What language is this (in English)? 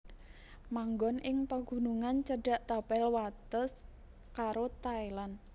Javanese